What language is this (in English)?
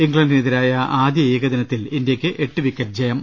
Malayalam